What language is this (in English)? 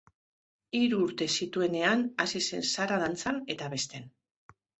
Basque